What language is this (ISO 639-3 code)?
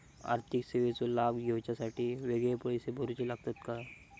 mar